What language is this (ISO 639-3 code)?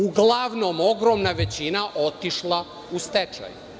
srp